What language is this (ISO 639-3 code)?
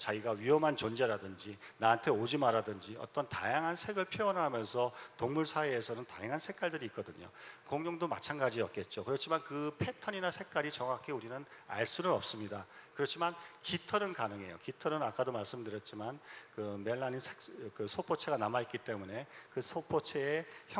kor